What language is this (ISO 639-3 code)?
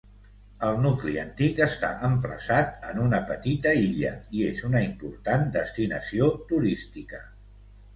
cat